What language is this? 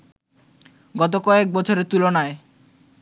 Bangla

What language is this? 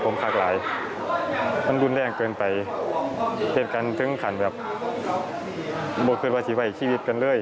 Thai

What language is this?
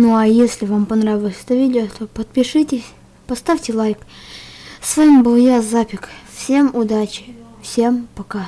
Russian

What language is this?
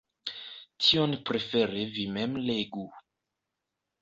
Esperanto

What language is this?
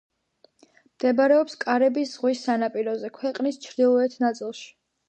Georgian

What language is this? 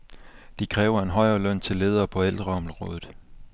Danish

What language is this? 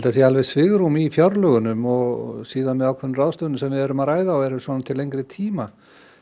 Icelandic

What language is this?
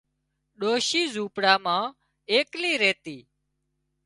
Wadiyara Koli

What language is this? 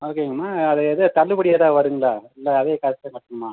Tamil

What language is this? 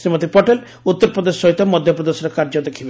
Odia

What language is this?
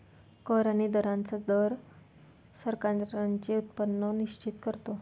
Marathi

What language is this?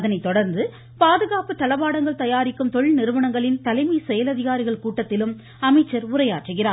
Tamil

